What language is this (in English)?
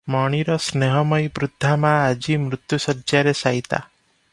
Odia